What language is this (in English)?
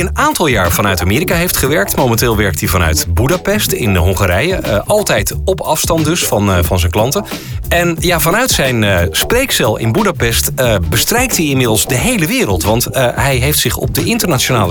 Dutch